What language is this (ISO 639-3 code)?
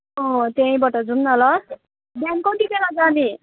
nep